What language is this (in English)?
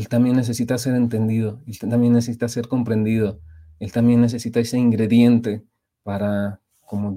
Spanish